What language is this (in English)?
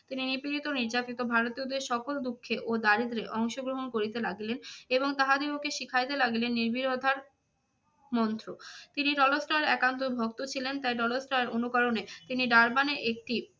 Bangla